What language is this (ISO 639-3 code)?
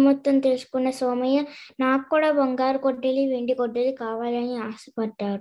tel